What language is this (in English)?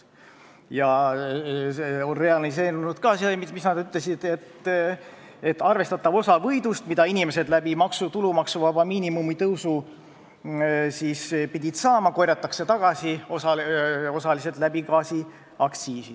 Estonian